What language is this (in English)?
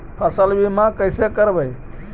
Magahi